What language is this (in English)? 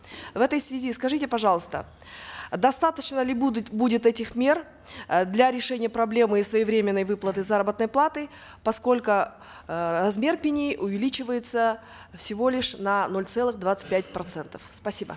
Kazakh